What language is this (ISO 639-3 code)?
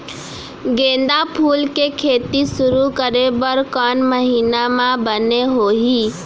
hne